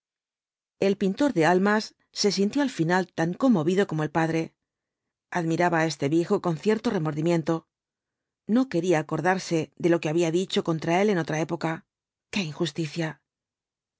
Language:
Spanish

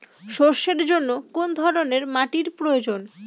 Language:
Bangla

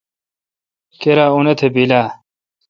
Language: Kalkoti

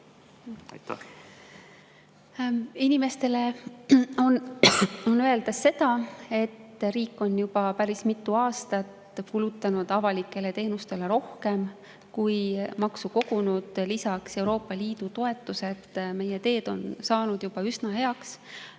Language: Estonian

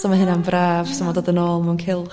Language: Welsh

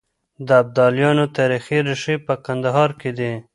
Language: Pashto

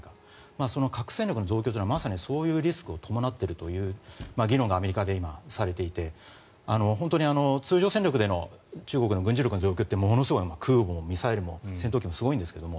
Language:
Japanese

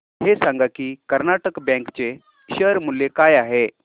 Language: Marathi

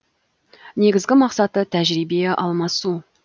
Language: Kazakh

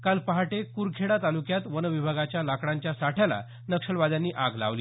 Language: Marathi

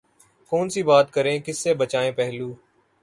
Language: Urdu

